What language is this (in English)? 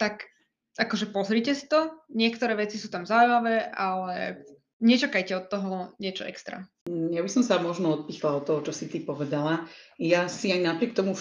Slovak